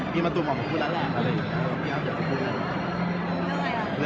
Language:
Thai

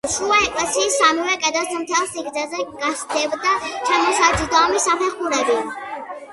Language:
Georgian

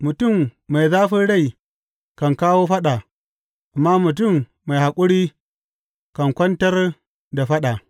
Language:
Hausa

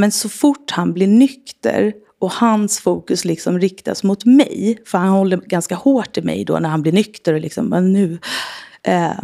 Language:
Swedish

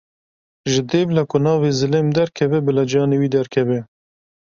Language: Kurdish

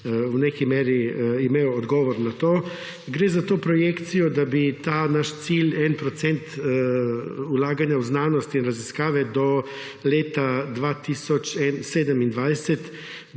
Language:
Slovenian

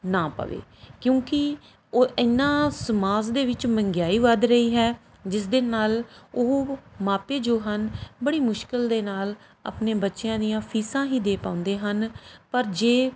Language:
Punjabi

